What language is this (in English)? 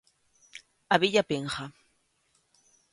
Galician